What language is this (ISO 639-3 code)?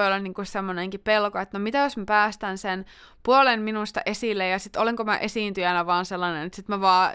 fin